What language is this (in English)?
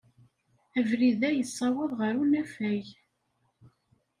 Kabyle